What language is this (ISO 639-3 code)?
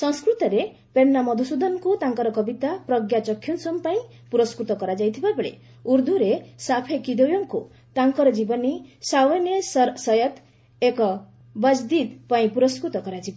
ori